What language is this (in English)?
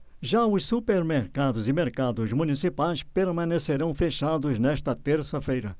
Portuguese